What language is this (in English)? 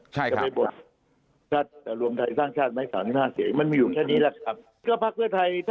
Thai